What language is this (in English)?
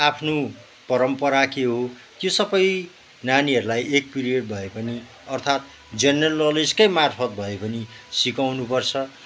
Nepali